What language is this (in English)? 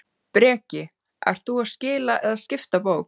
Icelandic